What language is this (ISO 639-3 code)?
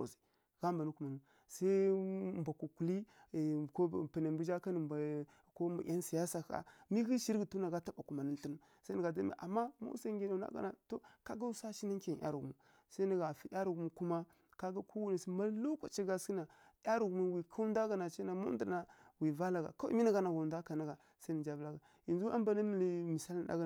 fkk